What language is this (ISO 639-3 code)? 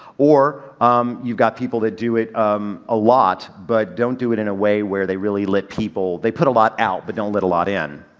eng